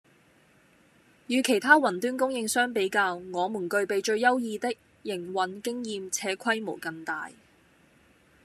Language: Cantonese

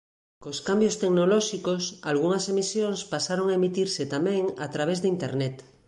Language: Galician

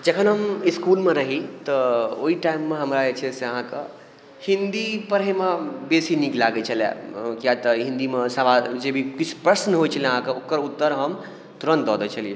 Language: Maithili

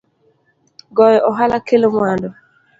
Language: Luo (Kenya and Tanzania)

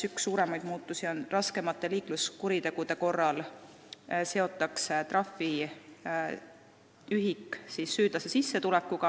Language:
Estonian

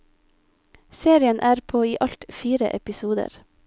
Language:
Norwegian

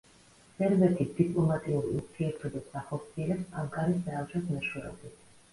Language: Georgian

